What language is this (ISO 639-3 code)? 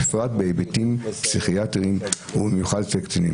heb